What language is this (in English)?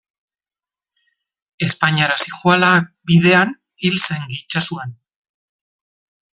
Basque